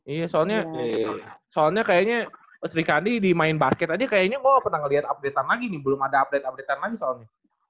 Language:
Indonesian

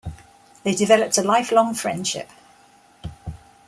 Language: English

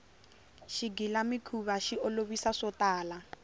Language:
Tsonga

